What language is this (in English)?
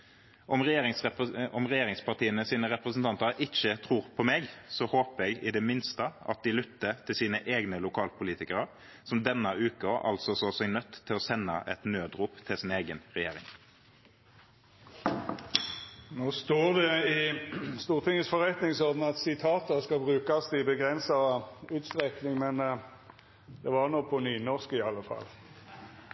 Norwegian Nynorsk